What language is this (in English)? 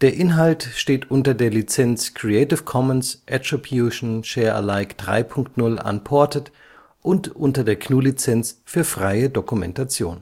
German